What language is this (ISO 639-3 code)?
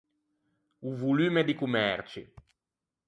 lij